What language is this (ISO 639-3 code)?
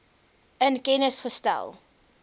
afr